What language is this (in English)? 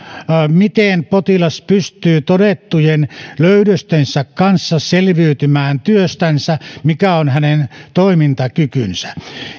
Finnish